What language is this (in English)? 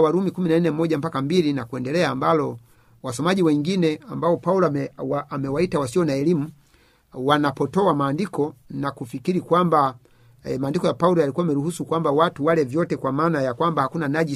Swahili